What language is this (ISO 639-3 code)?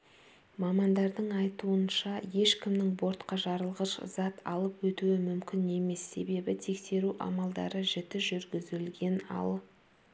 kaz